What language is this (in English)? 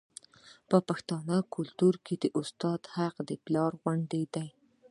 Pashto